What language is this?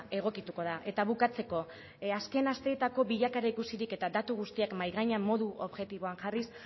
Basque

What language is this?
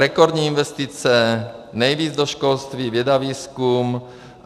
Czech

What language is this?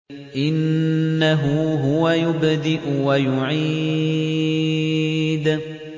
Arabic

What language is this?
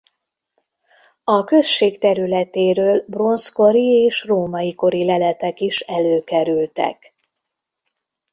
Hungarian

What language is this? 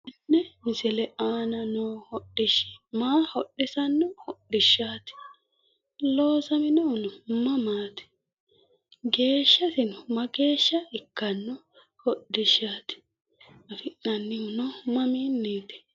Sidamo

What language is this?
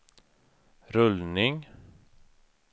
Swedish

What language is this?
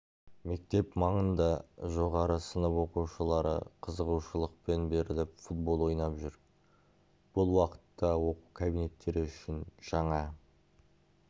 Kazakh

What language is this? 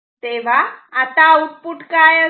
Marathi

